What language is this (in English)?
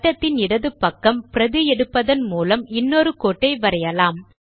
Tamil